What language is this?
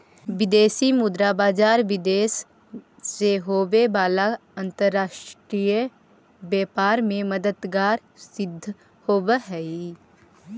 Magahi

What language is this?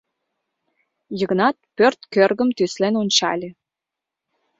Mari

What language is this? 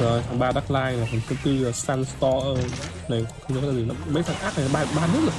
Vietnamese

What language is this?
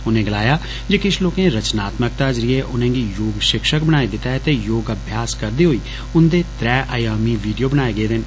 Dogri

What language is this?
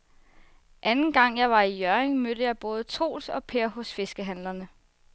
Danish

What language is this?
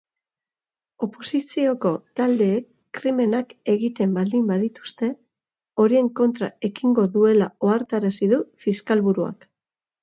Basque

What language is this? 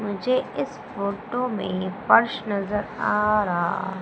Hindi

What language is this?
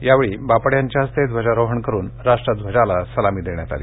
Marathi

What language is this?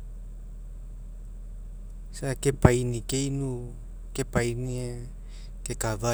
Mekeo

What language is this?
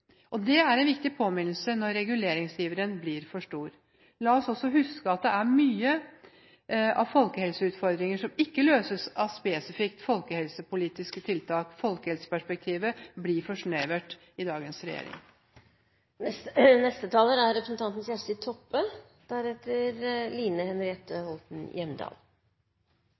Norwegian Bokmål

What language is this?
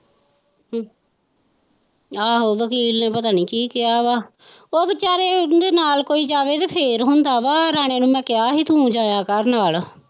Punjabi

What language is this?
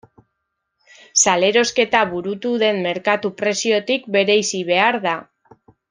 Basque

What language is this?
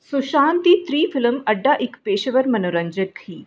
Dogri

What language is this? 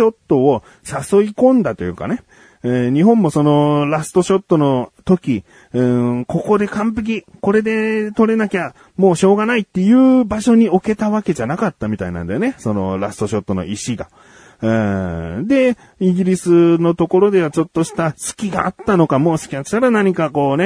Japanese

